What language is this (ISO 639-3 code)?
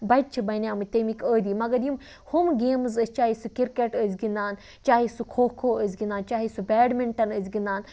kas